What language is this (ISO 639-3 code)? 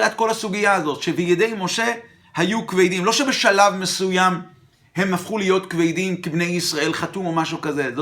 heb